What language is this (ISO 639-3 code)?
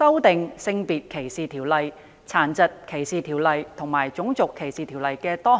yue